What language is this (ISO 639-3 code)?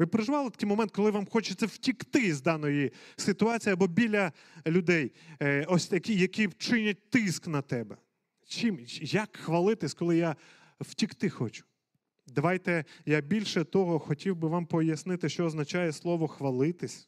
ukr